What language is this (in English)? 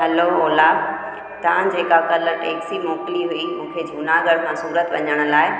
Sindhi